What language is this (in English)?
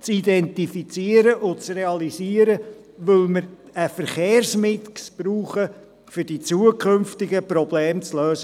Swiss German